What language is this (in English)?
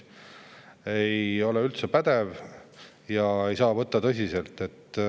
Estonian